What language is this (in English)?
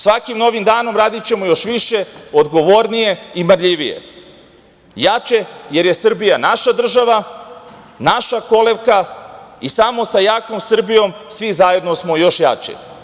Serbian